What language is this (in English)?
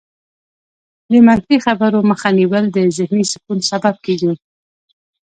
Pashto